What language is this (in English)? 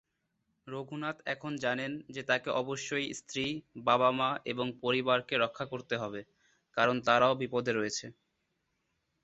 Bangla